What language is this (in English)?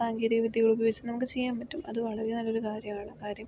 Malayalam